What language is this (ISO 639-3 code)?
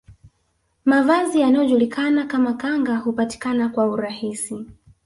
swa